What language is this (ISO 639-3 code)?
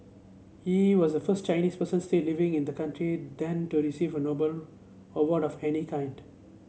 eng